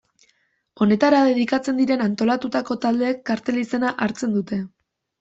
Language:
Basque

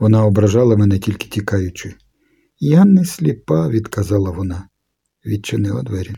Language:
Ukrainian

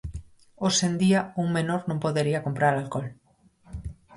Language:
Galician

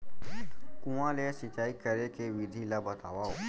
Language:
Chhattisgarhi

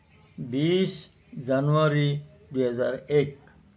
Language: Assamese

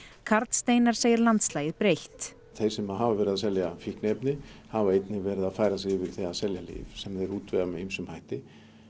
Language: Icelandic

